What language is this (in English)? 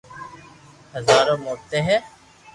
Loarki